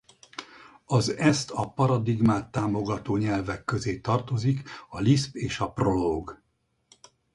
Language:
Hungarian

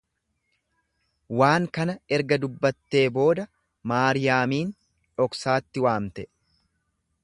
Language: Oromo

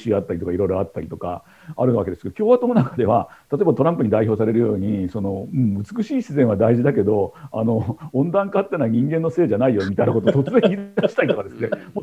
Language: Japanese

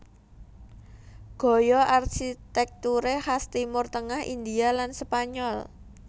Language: Javanese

